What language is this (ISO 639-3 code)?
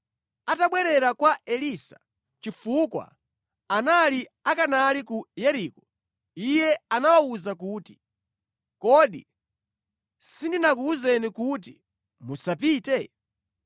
nya